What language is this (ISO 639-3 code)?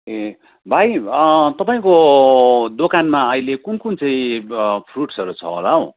nep